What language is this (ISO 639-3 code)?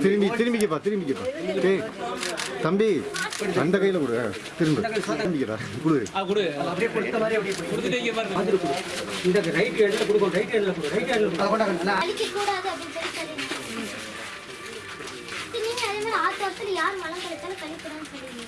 tam